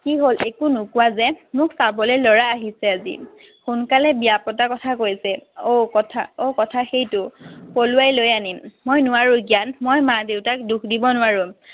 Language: Assamese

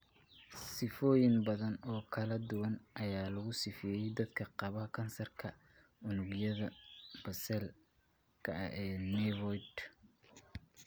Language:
Somali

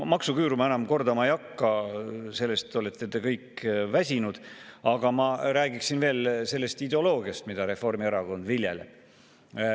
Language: Estonian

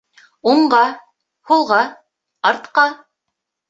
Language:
Bashkir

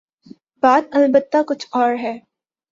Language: Urdu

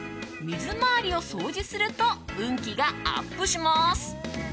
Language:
Japanese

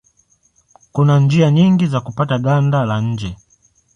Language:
Swahili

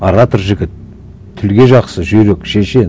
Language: Kazakh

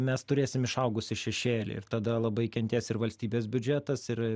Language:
Lithuanian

